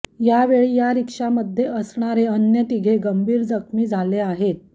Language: Marathi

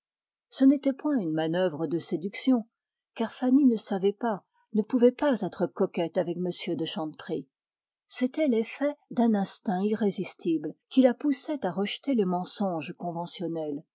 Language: French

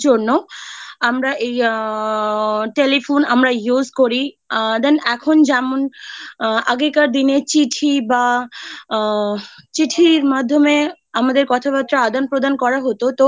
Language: Bangla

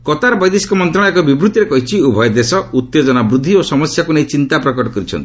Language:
Odia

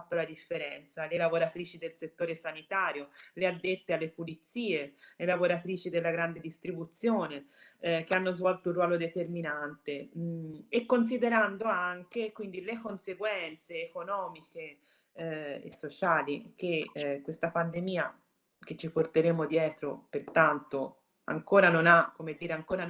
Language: Italian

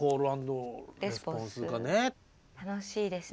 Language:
Japanese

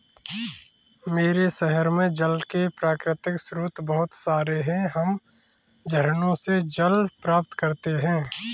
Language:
Hindi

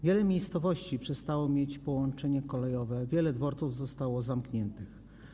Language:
Polish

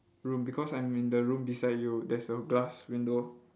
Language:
English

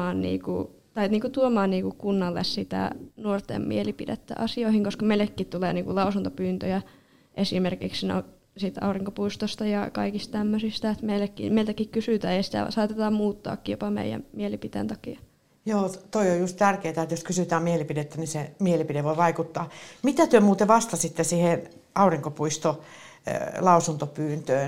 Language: Finnish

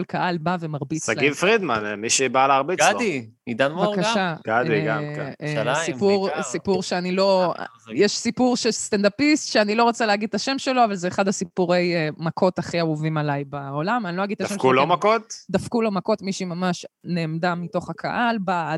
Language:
Hebrew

